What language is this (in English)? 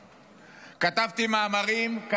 Hebrew